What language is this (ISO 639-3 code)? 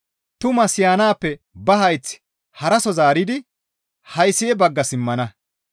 gmv